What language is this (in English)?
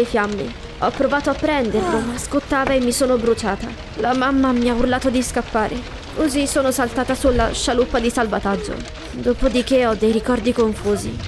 Italian